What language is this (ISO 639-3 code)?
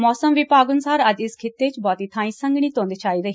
pan